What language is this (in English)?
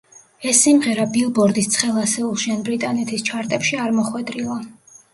Georgian